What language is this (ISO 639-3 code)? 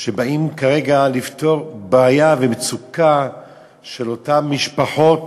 heb